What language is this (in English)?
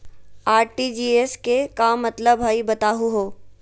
Magahi